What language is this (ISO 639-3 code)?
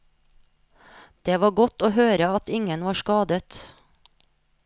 nor